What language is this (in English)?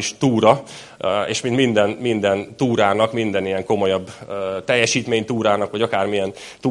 Hungarian